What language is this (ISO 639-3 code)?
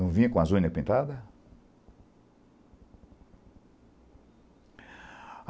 por